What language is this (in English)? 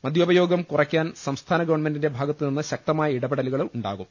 Malayalam